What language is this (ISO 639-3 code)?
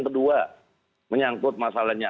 ind